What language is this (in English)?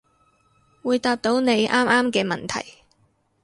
Cantonese